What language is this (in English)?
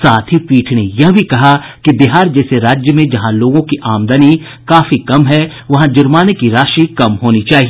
Hindi